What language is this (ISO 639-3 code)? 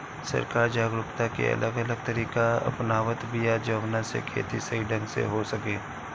bho